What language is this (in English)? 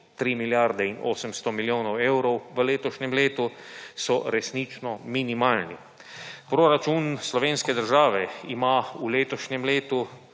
Slovenian